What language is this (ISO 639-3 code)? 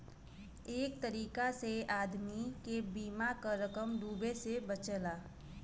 bho